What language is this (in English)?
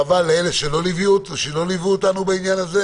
Hebrew